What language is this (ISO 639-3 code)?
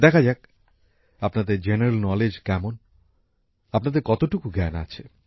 ben